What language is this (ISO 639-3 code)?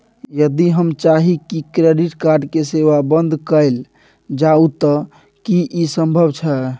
mai